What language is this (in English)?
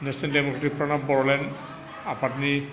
Bodo